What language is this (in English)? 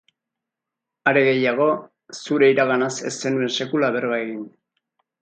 Basque